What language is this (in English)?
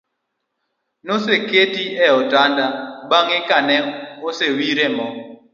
Luo (Kenya and Tanzania)